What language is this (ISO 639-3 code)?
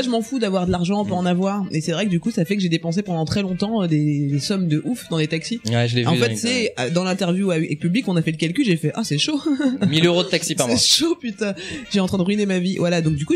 fra